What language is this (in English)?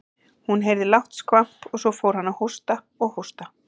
Icelandic